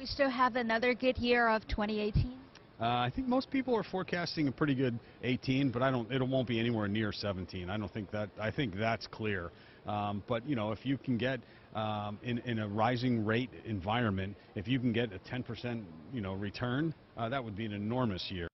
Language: Chinese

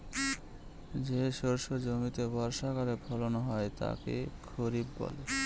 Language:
Bangla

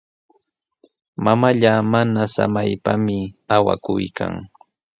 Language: Sihuas Ancash Quechua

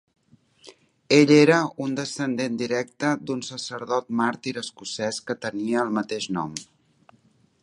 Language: Catalan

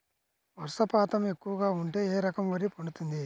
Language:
Telugu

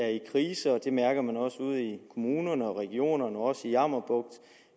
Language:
Danish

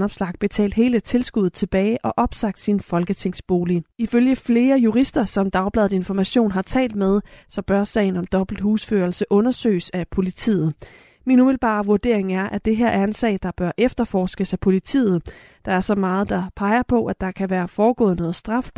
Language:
Danish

